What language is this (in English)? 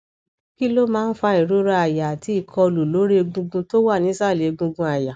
Yoruba